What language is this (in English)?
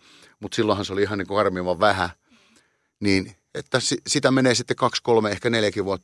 Finnish